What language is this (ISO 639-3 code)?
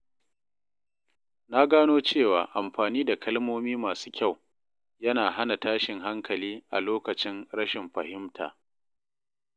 hau